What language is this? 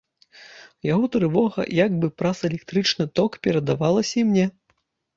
Belarusian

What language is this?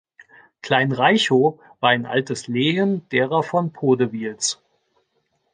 German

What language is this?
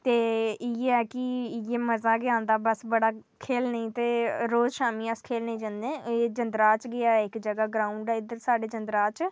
Dogri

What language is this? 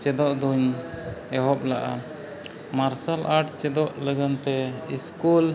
Santali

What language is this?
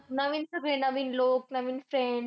Marathi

